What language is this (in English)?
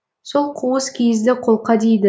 Kazakh